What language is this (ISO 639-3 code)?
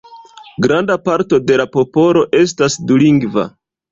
epo